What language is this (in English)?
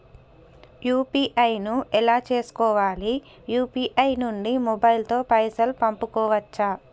Telugu